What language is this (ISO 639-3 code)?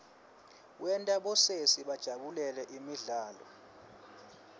ssw